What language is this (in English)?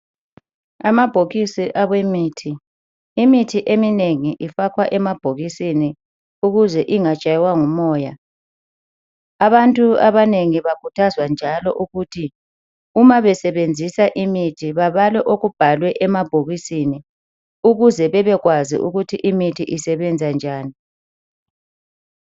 North Ndebele